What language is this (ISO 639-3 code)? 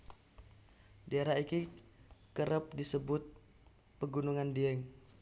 jav